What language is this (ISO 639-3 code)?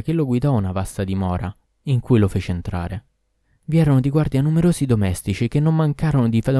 ita